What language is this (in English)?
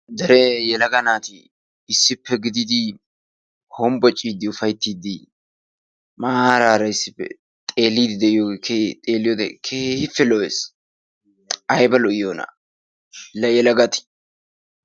Wolaytta